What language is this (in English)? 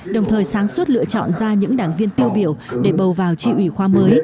Vietnamese